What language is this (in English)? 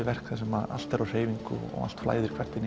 Icelandic